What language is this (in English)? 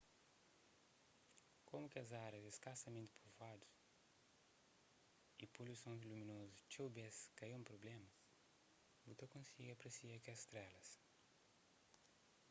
Kabuverdianu